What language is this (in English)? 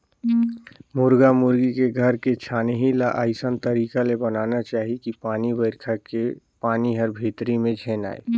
Chhattisgarhi